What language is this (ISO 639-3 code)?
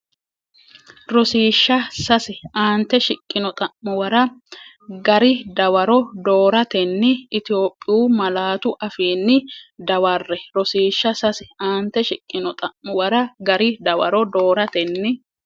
sid